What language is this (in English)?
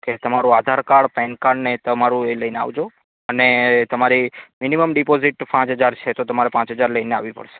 Gujarati